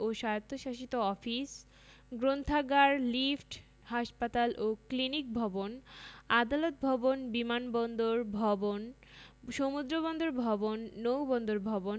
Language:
Bangla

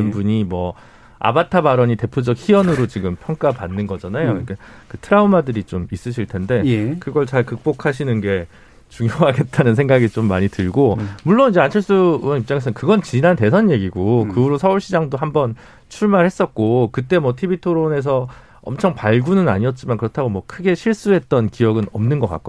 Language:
Korean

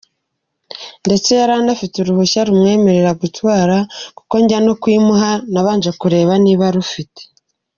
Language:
Kinyarwanda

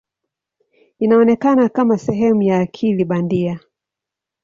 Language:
Swahili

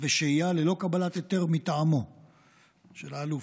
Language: Hebrew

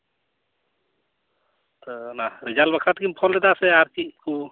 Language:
Santali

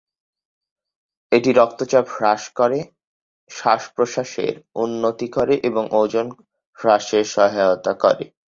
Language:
Bangla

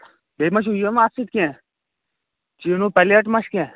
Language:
Kashmiri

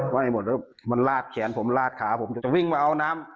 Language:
Thai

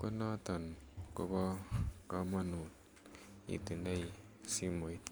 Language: Kalenjin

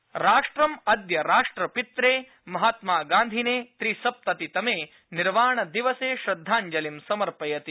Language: Sanskrit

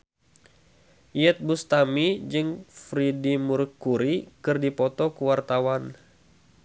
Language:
Sundanese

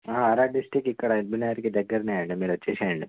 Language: Telugu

